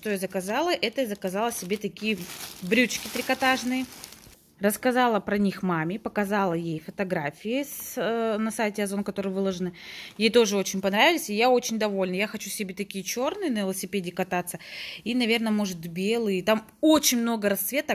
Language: Russian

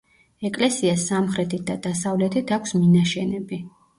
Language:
Georgian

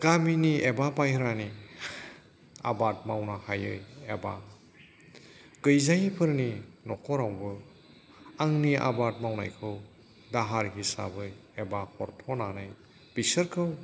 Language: Bodo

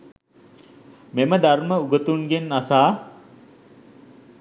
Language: Sinhala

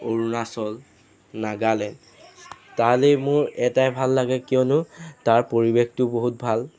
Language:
Assamese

